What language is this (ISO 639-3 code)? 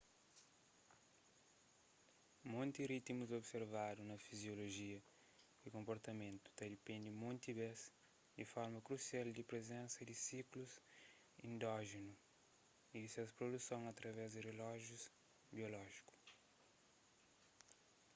kea